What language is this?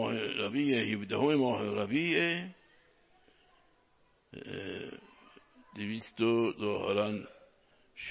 Persian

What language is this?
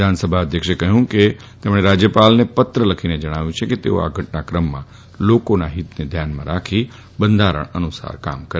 Gujarati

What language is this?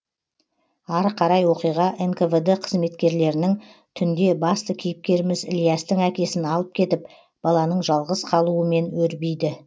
Kazakh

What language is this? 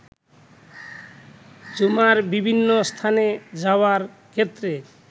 Bangla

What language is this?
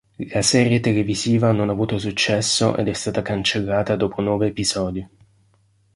Italian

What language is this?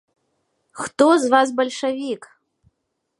Belarusian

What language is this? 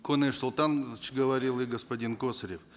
Kazakh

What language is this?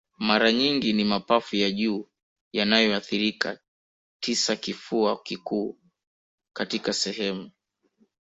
Swahili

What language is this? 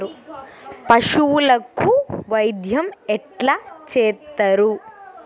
Telugu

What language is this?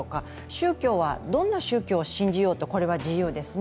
Japanese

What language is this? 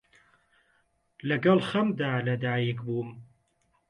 Central Kurdish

